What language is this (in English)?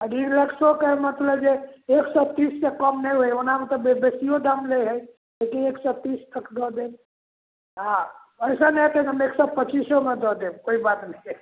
Maithili